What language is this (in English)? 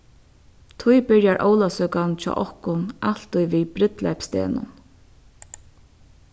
Faroese